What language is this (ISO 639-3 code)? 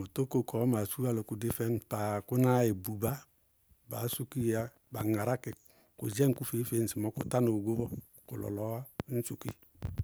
bqg